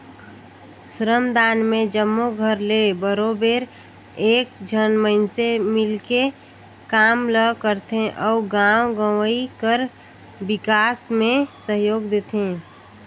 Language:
Chhattisgarhi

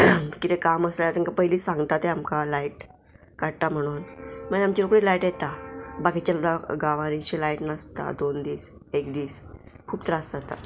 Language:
Konkani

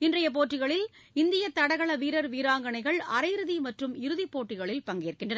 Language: Tamil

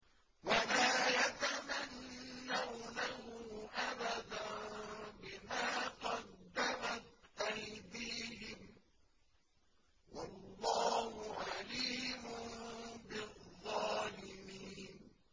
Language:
Arabic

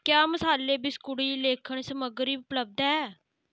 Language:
Dogri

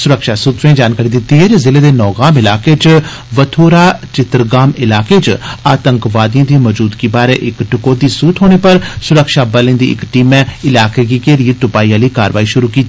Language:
Dogri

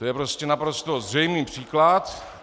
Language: Czech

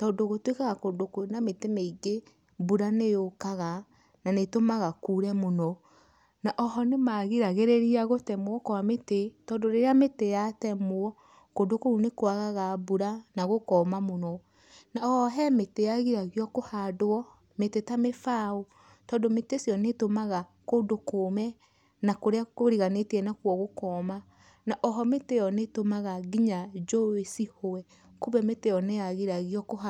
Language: Kikuyu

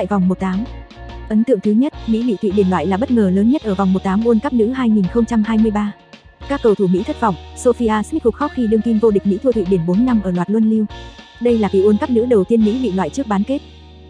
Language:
Vietnamese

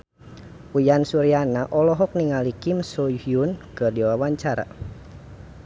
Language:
Sundanese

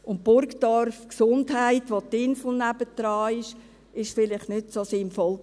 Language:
Swiss German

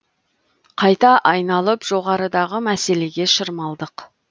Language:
Kazakh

